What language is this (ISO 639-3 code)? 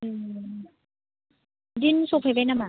brx